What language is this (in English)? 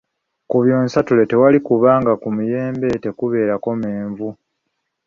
Ganda